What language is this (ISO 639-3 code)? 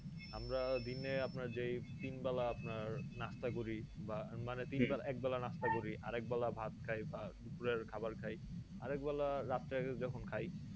ben